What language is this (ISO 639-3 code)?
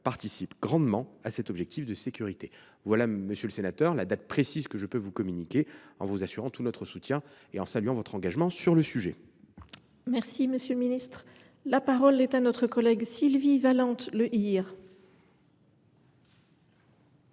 fra